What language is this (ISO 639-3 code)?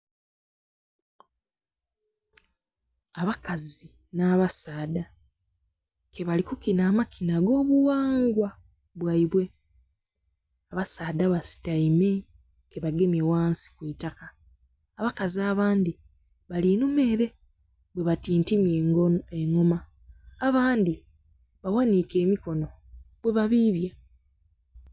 xog